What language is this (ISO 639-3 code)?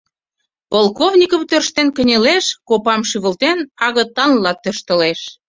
chm